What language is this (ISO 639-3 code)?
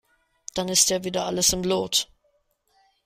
deu